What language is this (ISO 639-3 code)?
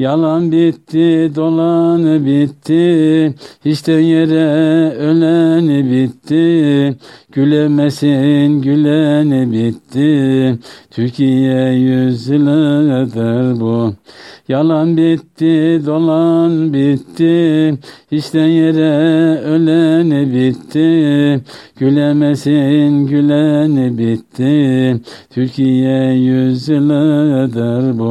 tur